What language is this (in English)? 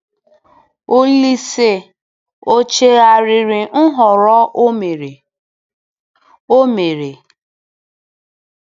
Igbo